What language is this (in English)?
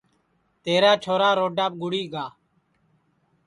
Sansi